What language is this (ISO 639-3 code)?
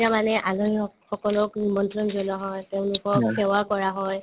asm